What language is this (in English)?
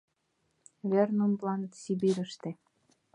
Mari